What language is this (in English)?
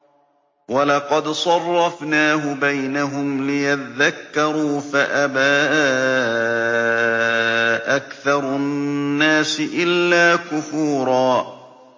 Arabic